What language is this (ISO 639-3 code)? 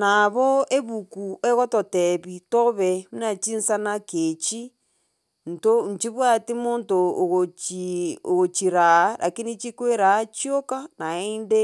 guz